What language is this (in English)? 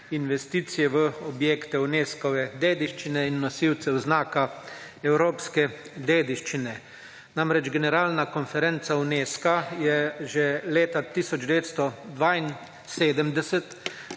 Slovenian